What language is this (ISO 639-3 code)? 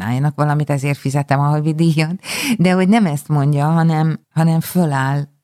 hun